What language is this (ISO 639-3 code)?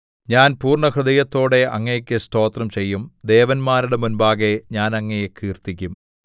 mal